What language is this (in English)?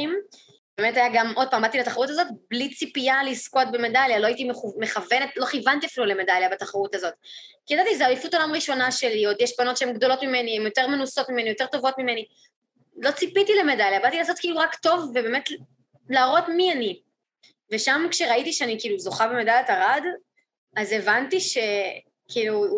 Hebrew